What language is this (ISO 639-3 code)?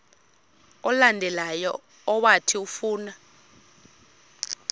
xho